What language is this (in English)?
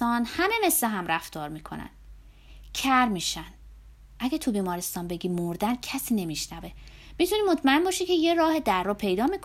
Persian